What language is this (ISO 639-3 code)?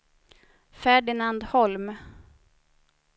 swe